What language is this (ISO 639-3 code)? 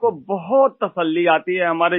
urd